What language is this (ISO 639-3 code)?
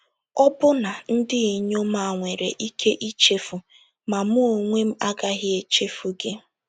ibo